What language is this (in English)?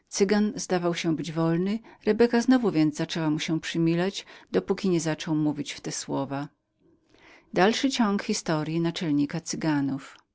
Polish